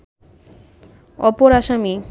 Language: Bangla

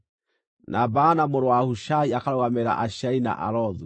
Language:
Kikuyu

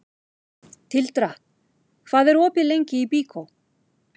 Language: Icelandic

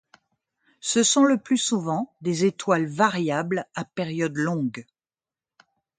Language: French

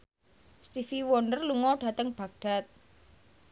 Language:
Javanese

